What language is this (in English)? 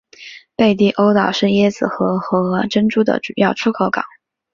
Chinese